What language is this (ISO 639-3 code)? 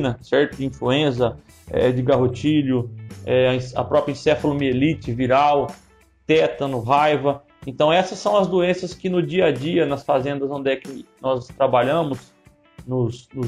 por